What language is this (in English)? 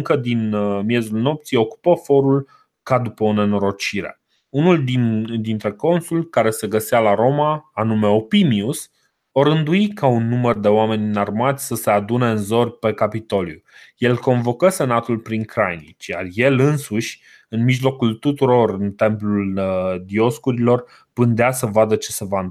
Romanian